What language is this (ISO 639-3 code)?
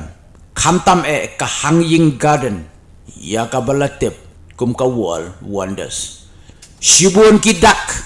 ind